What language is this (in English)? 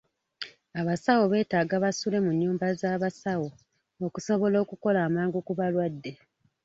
Ganda